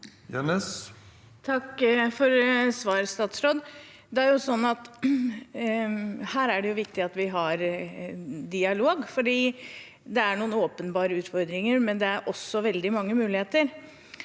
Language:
Norwegian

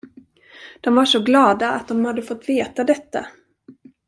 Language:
Swedish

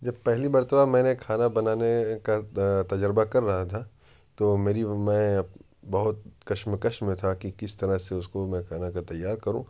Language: Urdu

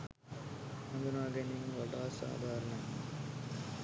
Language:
Sinhala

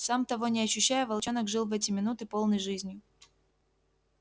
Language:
Russian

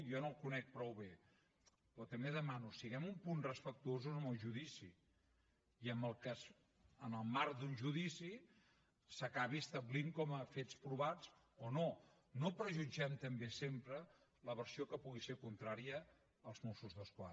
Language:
Catalan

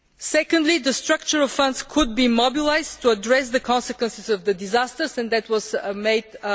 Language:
English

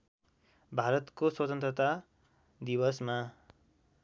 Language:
Nepali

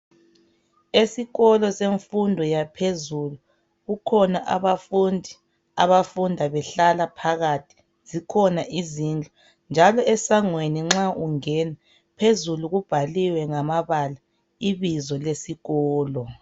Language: North Ndebele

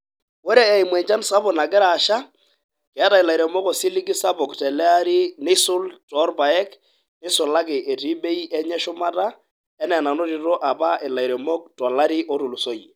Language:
Masai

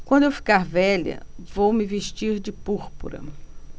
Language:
Portuguese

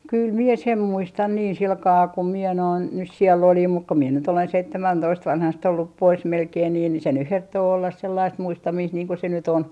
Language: Finnish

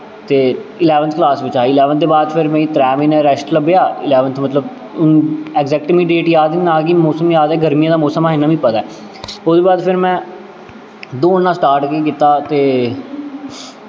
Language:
Dogri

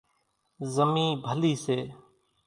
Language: Kachi Koli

